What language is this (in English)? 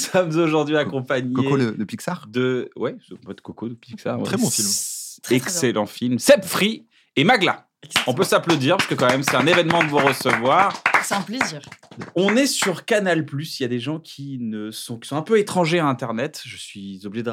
French